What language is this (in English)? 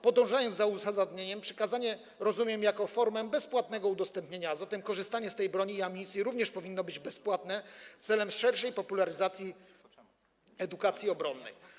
Polish